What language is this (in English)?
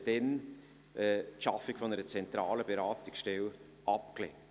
Swiss German